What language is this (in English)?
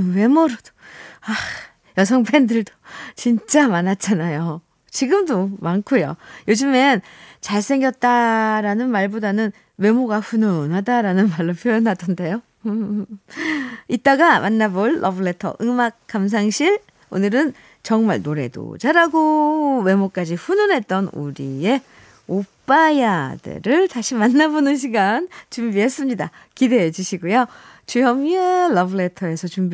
Korean